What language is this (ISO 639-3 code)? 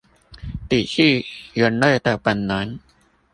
zho